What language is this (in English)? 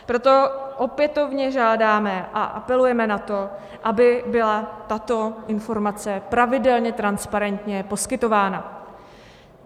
Czech